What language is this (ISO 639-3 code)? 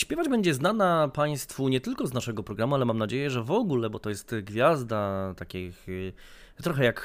pol